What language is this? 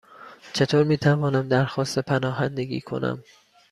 Persian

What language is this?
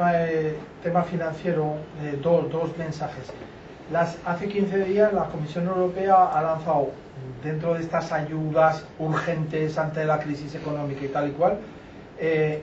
Spanish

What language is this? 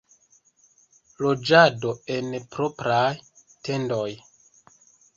Esperanto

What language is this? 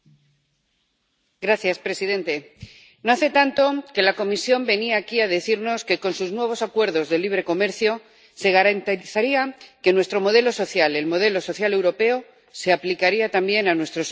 Spanish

